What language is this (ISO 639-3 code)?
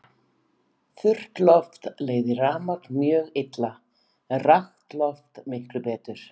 isl